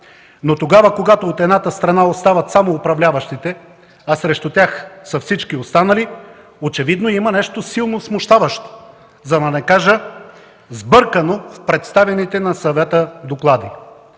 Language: Bulgarian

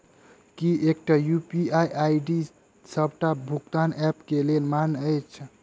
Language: Maithili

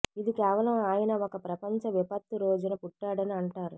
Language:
Telugu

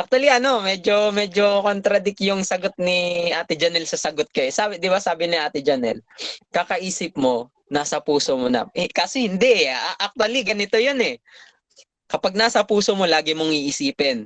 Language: Filipino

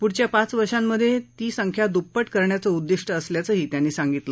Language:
Marathi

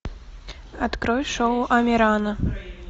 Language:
Russian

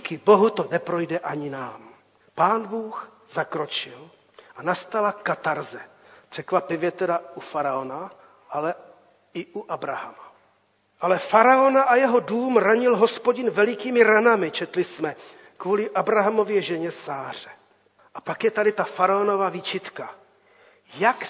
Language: Czech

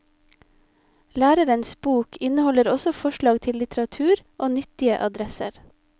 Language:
Norwegian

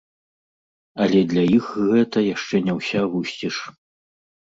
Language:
Belarusian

